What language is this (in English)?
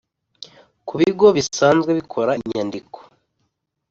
Kinyarwanda